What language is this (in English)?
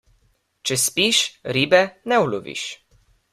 Slovenian